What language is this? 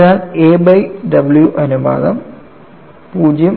Malayalam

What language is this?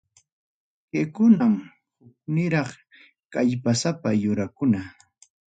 Ayacucho Quechua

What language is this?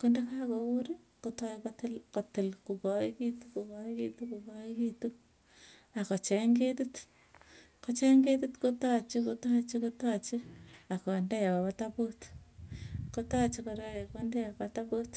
Tugen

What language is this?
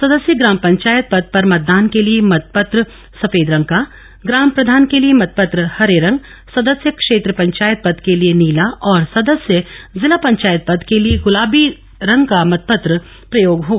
Hindi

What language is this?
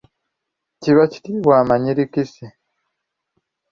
Ganda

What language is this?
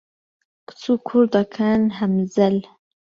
Central Kurdish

